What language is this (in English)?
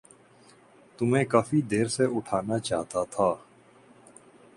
Urdu